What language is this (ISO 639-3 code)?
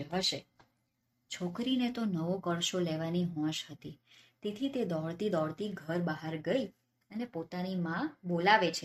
guj